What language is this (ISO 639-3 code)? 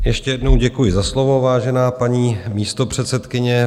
ces